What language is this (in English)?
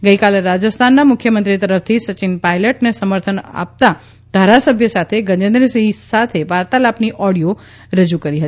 Gujarati